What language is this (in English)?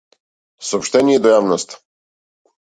Macedonian